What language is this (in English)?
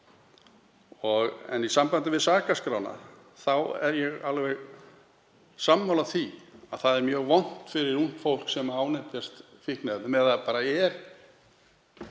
Icelandic